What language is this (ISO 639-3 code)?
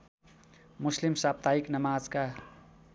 nep